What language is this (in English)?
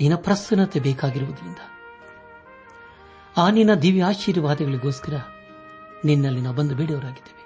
Kannada